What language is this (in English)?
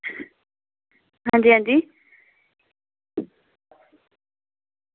Dogri